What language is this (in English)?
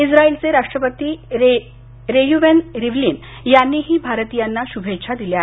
Marathi